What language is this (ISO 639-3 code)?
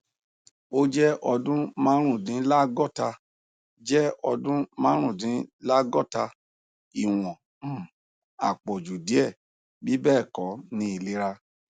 yor